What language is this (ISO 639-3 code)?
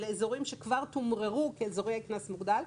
heb